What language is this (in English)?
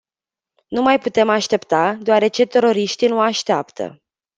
Romanian